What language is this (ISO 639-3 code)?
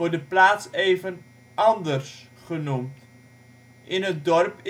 nld